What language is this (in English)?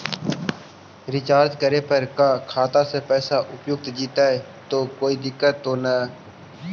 Magahi